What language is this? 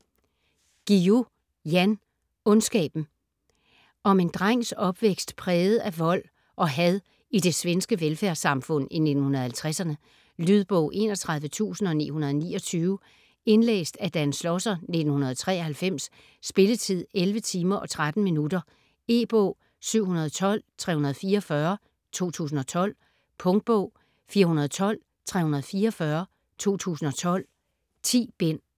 Danish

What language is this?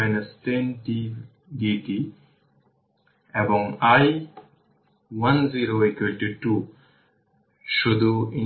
Bangla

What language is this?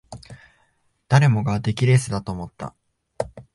Japanese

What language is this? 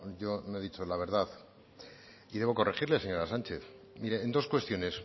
Spanish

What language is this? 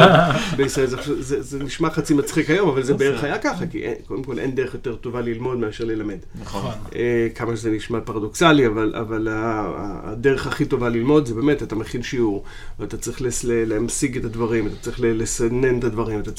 Hebrew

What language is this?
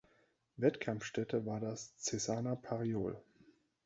German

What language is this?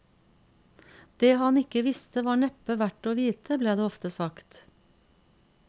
Norwegian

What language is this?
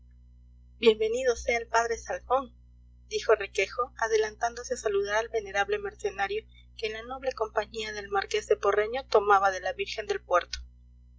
Spanish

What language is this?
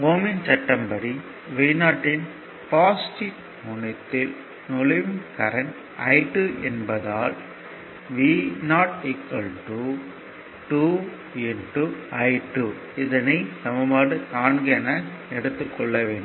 Tamil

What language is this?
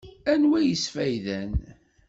Kabyle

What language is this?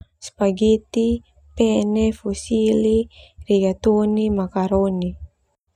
Termanu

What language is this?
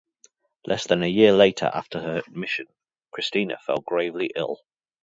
English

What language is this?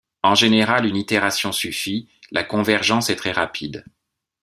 French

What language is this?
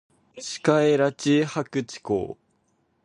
Cantonese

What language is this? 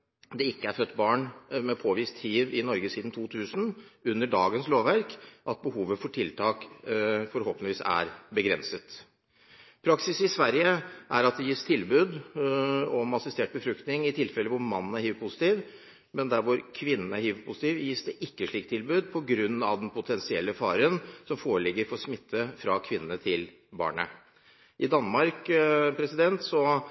Norwegian Bokmål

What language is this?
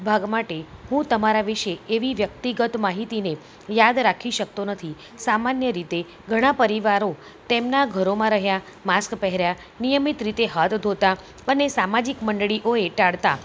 Gujarati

